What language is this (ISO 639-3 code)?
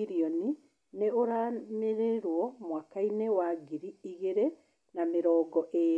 kik